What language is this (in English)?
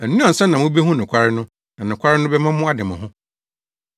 Akan